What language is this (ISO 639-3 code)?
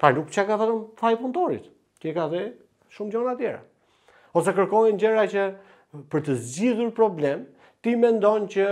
ron